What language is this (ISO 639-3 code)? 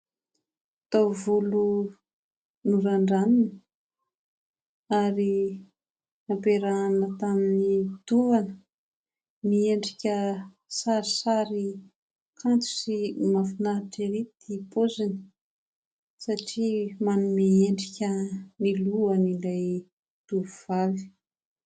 mlg